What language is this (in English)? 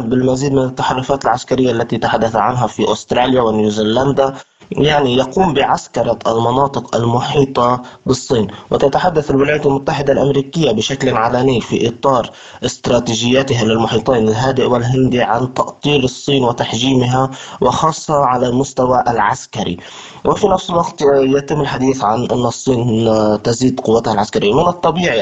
Arabic